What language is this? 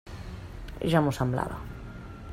Catalan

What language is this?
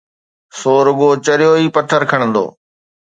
Sindhi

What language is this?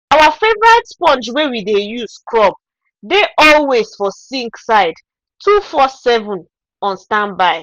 Nigerian Pidgin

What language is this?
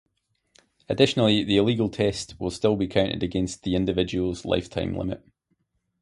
English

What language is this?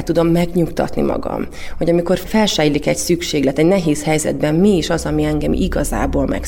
Hungarian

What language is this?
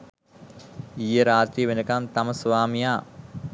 Sinhala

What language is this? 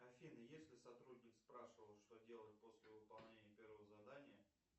Russian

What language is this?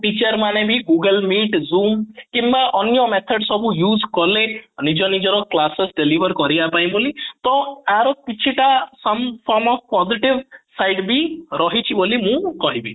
Odia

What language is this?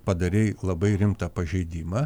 Lithuanian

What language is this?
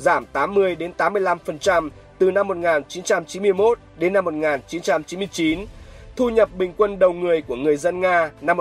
Vietnamese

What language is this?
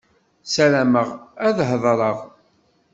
Kabyle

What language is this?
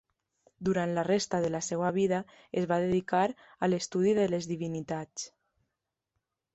Catalan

